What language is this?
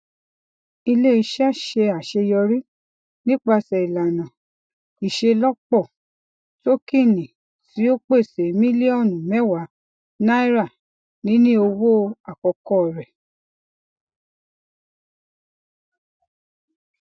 Yoruba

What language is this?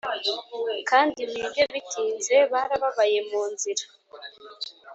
Kinyarwanda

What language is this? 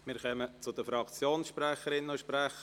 Swiss German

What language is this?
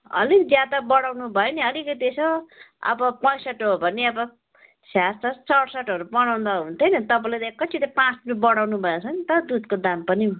Nepali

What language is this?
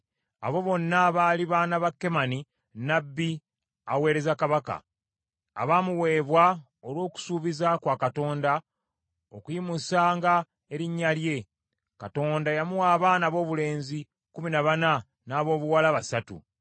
Ganda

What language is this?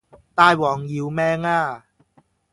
Cantonese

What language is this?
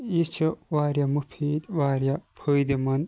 Kashmiri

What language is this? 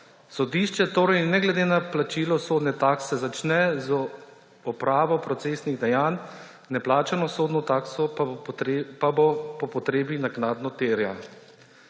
Slovenian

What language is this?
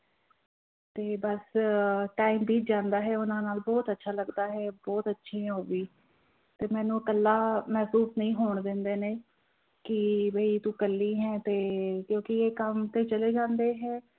Punjabi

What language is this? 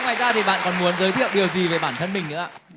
Vietnamese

